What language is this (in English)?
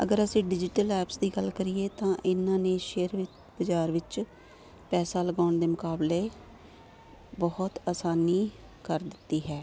Punjabi